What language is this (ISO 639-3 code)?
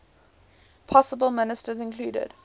eng